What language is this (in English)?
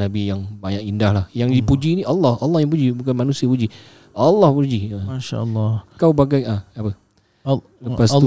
Malay